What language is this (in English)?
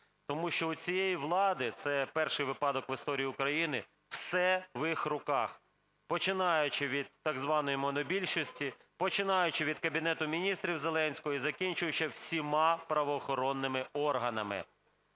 Ukrainian